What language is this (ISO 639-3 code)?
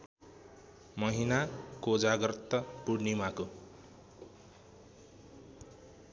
nep